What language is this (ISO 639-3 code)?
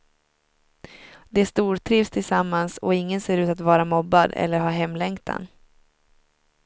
swe